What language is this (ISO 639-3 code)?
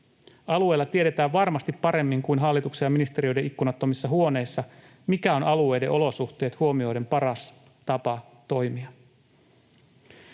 fin